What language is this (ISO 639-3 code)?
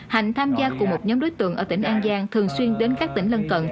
vie